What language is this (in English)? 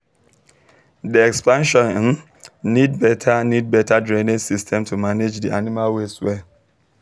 Nigerian Pidgin